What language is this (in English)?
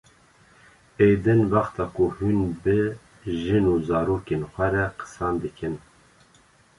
Kurdish